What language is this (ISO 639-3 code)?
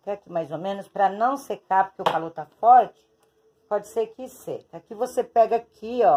por